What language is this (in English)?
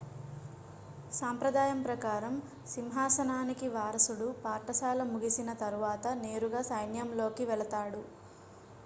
Telugu